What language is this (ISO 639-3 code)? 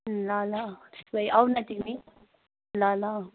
nep